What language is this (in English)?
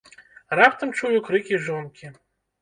Belarusian